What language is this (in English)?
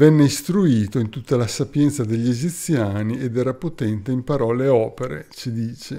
Italian